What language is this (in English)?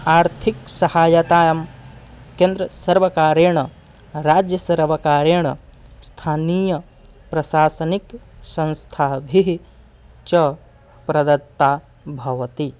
Sanskrit